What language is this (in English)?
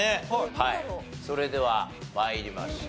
Japanese